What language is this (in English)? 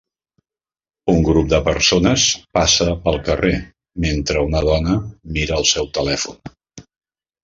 Catalan